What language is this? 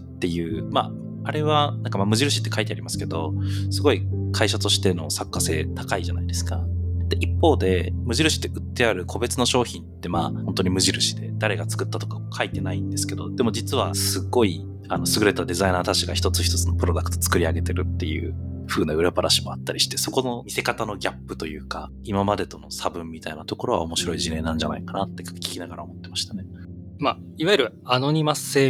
Japanese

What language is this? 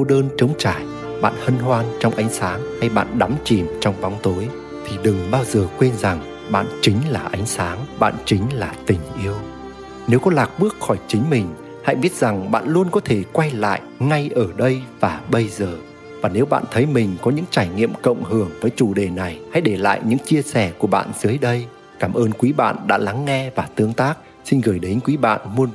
Vietnamese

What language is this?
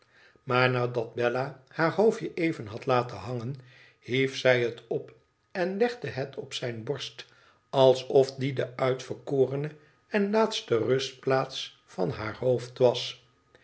Dutch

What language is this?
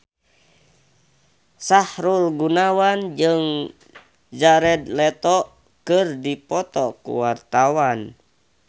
Sundanese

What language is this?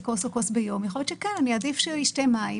Hebrew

